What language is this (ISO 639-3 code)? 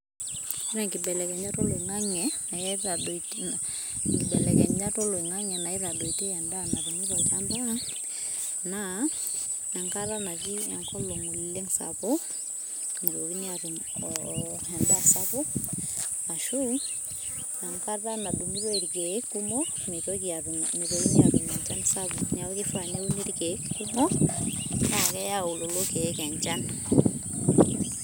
mas